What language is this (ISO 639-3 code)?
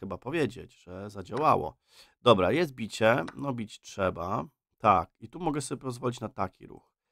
pol